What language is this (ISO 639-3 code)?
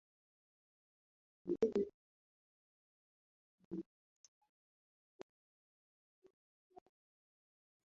swa